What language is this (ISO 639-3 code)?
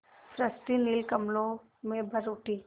hin